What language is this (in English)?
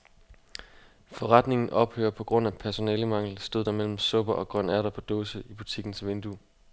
Danish